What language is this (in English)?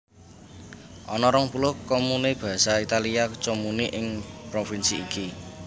Javanese